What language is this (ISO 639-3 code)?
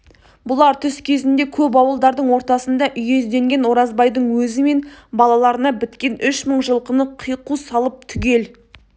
kaz